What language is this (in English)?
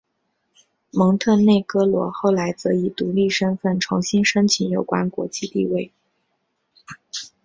Chinese